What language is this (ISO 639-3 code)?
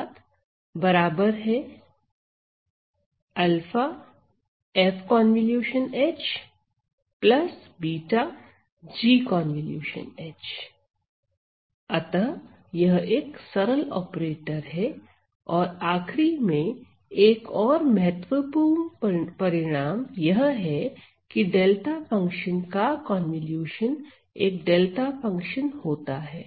hin